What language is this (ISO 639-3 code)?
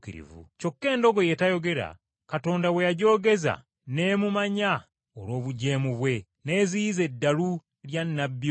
lug